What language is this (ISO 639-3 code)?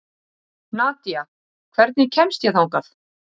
isl